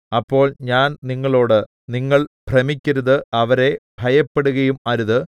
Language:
Malayalam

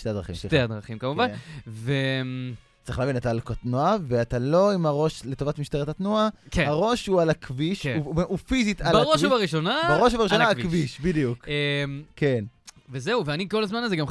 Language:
Hebrew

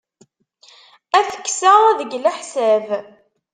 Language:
Kabyle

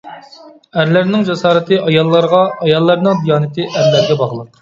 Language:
Uyghur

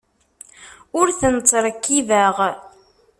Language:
Kabyle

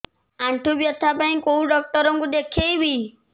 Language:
Odia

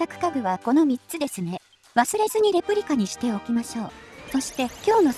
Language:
Japanese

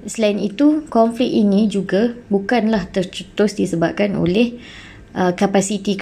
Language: Malay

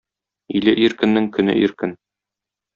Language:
Tatar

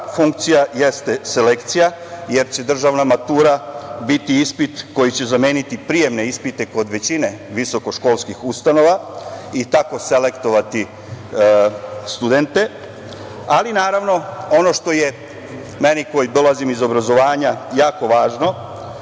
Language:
Serbian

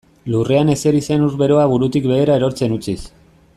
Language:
Basque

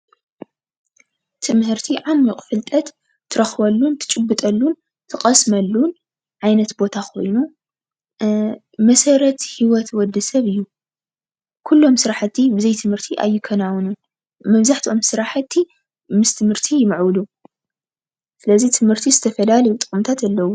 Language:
Tigrinya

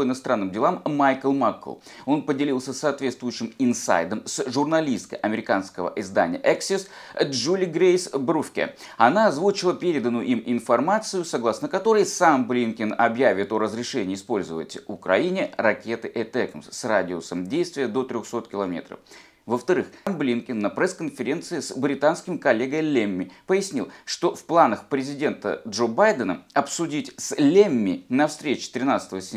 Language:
Russian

